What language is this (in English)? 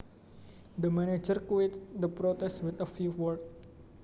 Javanese